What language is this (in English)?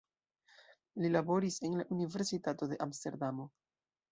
Esperanto